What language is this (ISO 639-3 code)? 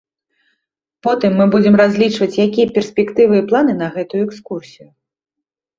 bel